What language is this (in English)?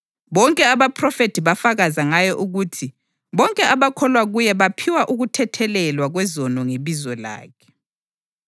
North Ndebele